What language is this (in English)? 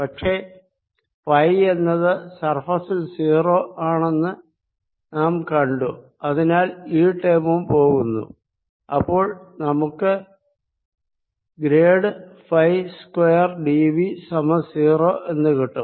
Malayalam